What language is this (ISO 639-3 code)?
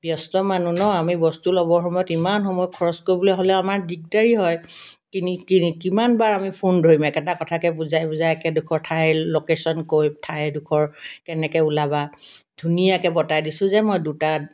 asm